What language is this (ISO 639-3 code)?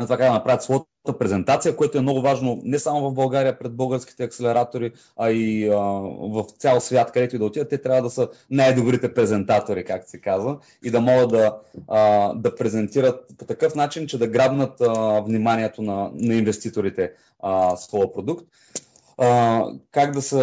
bul